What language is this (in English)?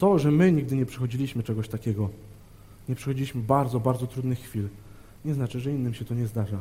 Polish